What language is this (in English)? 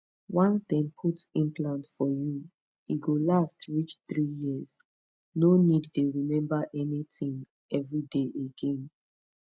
Nigerian Pidgin